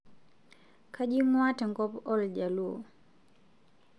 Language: Masai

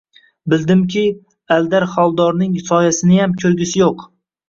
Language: Uzbek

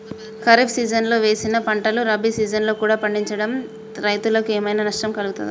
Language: Telugu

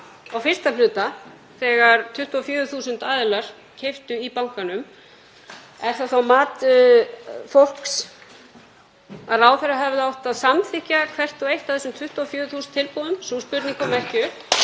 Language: Icelandic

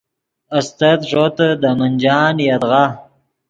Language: Yidgha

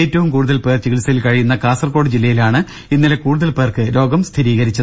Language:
Malayalam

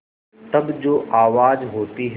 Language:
Hindi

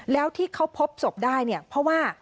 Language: Thai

